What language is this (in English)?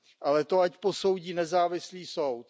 Czech